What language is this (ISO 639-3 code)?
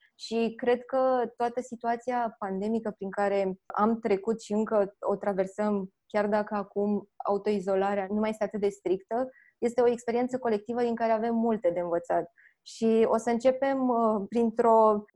ron